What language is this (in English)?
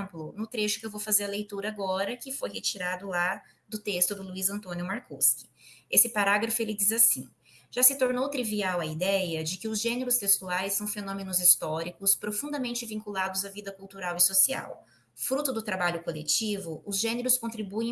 Portuguese